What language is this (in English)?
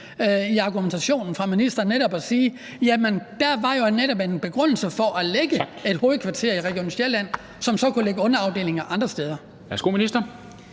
Danish